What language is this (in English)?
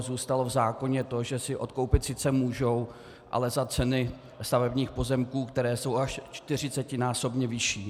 Czech